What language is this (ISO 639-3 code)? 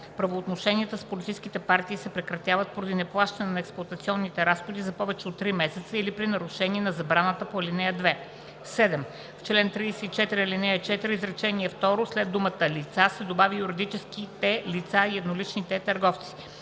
bul